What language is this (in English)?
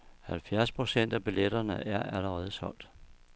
Danish